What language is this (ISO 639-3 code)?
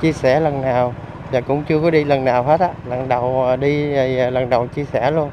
vie